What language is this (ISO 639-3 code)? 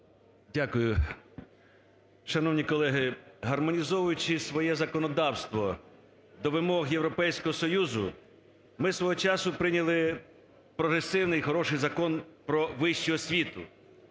ukr